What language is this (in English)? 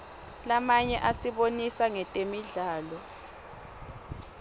Swati